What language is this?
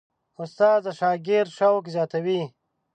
Pashto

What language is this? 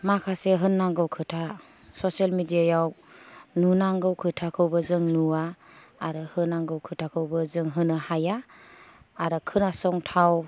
Bodo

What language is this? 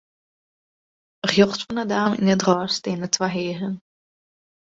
Western Frisian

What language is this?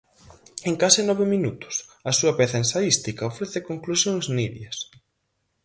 Galician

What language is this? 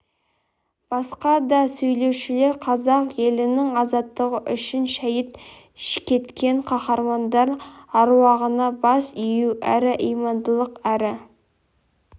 Kazakh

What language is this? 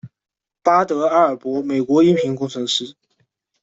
Chinese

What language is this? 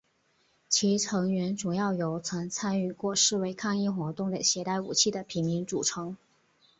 Chinese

